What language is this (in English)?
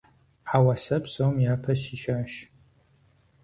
Kabardian